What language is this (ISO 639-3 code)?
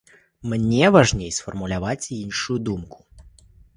bel